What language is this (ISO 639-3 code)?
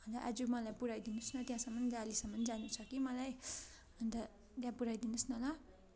nep